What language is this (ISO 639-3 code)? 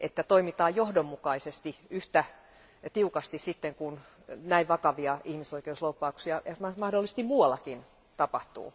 fin